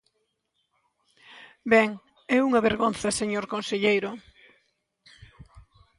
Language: Galician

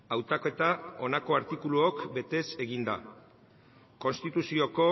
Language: Basque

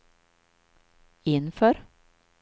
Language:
Swedish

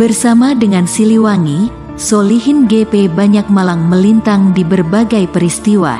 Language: Indonesian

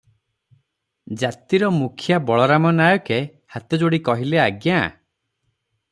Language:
Odia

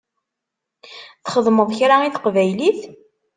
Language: Kabyle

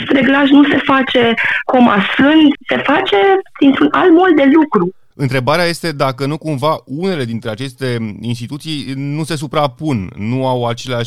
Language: Romanian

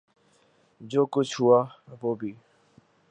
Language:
Urdu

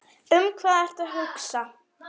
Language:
Icelandic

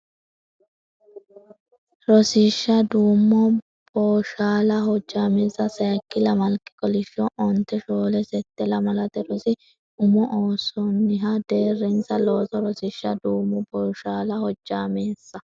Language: Sidamo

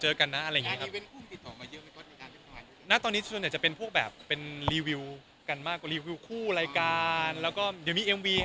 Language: Thai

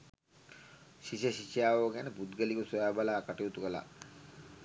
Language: Sinhala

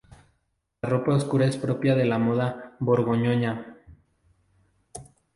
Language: Spanish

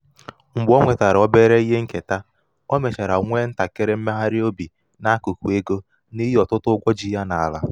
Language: Igbo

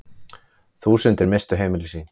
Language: Icelandic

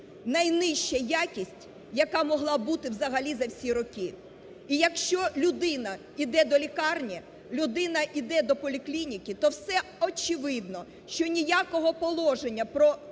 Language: Ukrainian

